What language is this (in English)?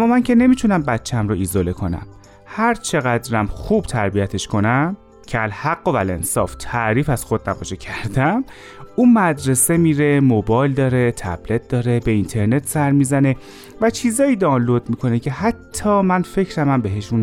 Persian